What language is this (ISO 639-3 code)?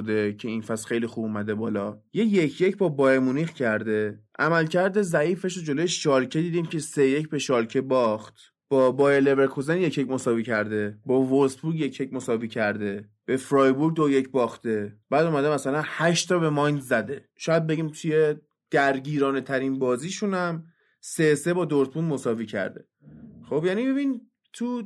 fas